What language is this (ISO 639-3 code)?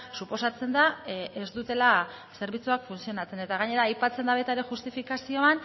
eus